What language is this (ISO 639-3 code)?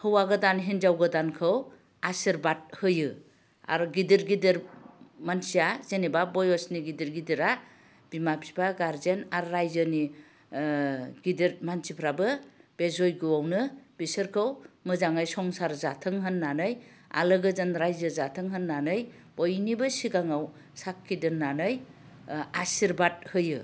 brx